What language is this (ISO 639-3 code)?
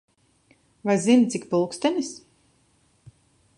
lav